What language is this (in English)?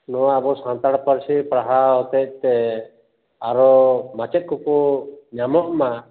Santali